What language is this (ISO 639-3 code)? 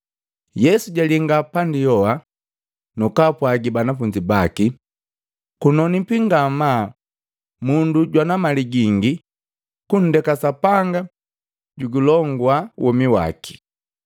mgv